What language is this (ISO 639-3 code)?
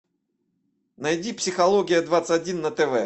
rus